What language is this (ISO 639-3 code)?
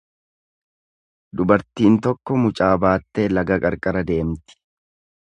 orm